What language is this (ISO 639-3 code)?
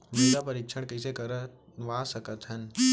hne